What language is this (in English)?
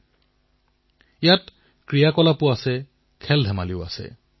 Assamese